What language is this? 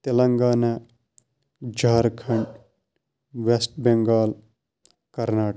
Kashmiri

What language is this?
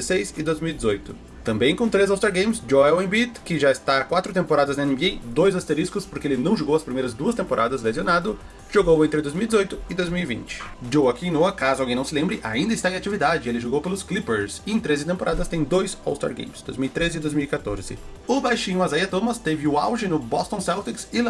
Portuguese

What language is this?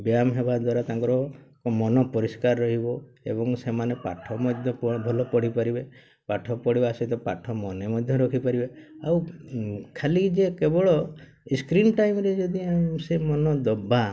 Odia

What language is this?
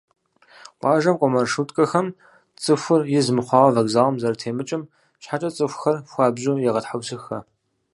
Kabardian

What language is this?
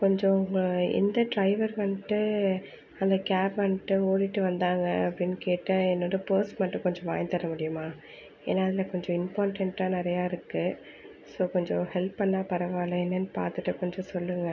Tamil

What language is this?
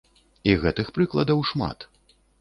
Belarusian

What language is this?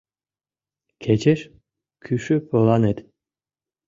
Mari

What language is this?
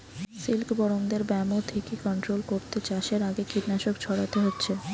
Bangla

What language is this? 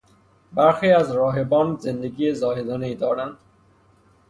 Persian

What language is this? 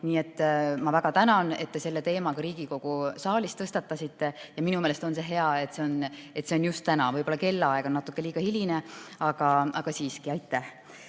Estonian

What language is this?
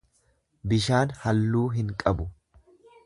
Oromo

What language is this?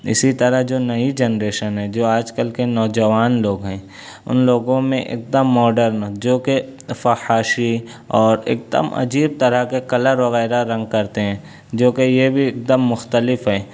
Urdu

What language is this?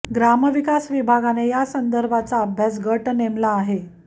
Marathi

